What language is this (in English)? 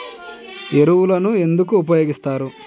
Telugu